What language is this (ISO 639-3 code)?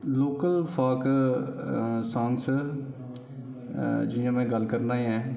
doi